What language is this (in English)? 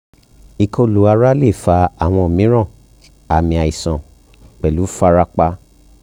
Yoruba